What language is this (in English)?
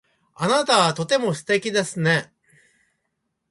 Japanese